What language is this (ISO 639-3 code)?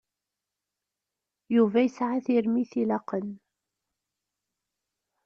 kab